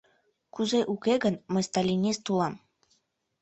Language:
Mari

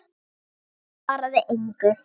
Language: Icelandic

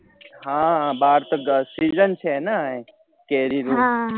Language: Gujarati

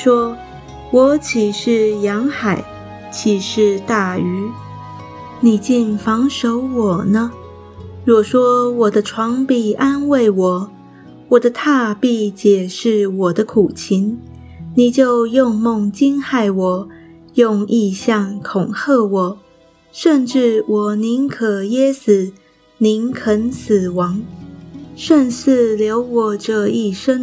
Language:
Chinese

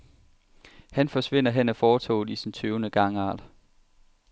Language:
Danish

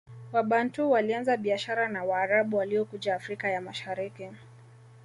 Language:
Swahili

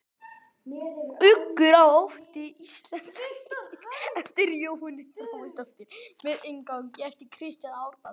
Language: Icelandic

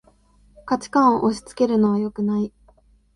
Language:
Japanese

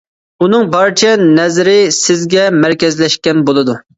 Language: Uyghur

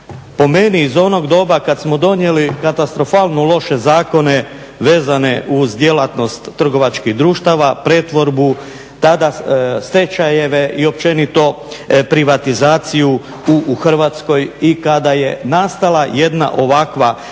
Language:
Croatian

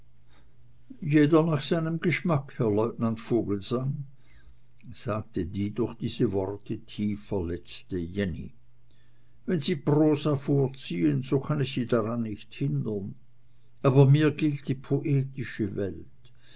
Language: German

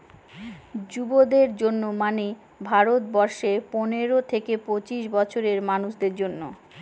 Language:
Bangla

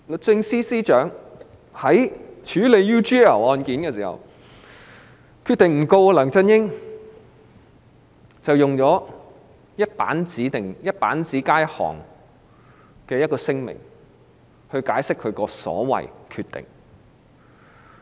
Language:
Cantonese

